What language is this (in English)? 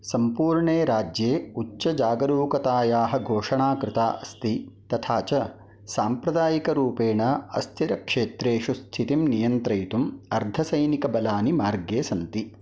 Sanskrit